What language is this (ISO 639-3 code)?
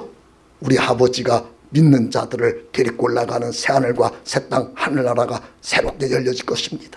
kor